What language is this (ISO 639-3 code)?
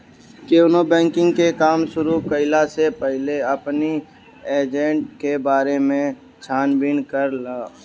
bho